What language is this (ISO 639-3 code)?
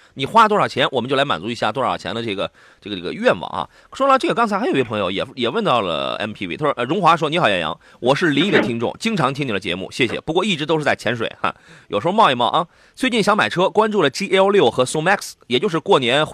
zho